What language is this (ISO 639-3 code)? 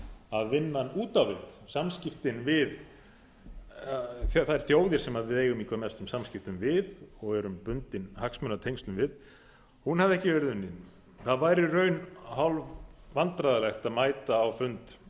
isl